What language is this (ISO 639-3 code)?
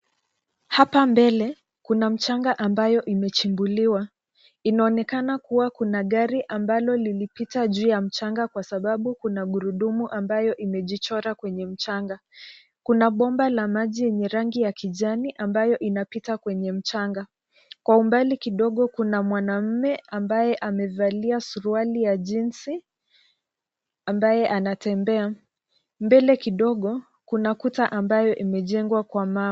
swa